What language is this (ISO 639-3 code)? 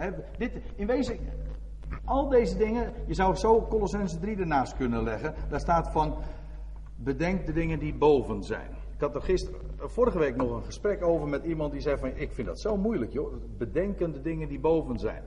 nld